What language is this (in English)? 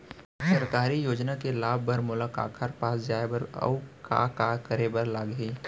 Chhattisgarhi